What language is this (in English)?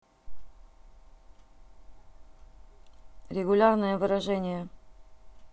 Russian